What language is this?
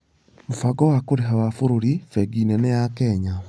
Kikuyu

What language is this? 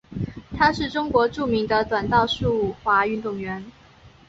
Chinese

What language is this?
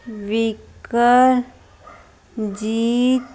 Punjabi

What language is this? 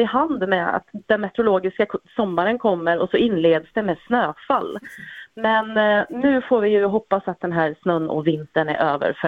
Swedish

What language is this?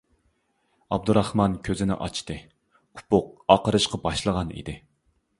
Uyghur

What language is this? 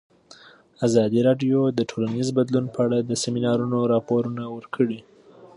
Pashto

